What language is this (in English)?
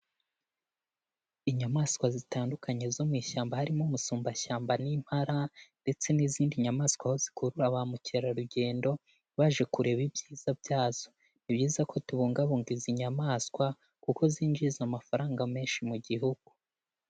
Kinyarwanda